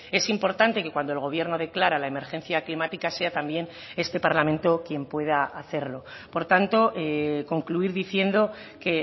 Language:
Spanish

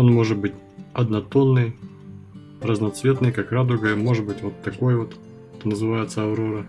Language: Russian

